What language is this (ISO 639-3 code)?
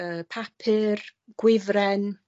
cym